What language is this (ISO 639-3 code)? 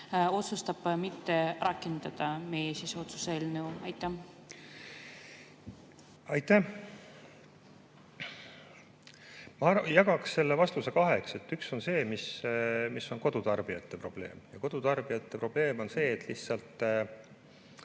est